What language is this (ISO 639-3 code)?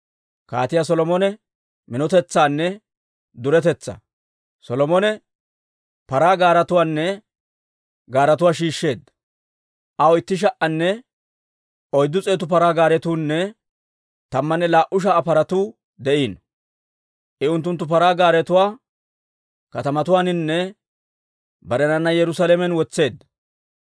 dwr